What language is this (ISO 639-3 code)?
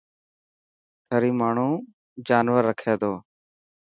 mki